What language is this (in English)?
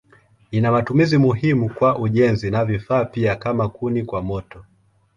Swahili